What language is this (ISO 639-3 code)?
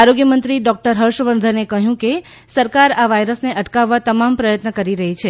guj